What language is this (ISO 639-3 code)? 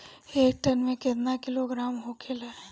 bho